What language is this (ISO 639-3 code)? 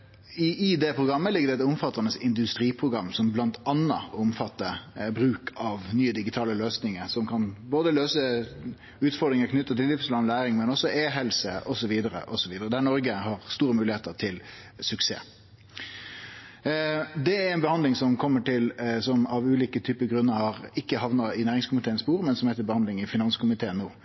nno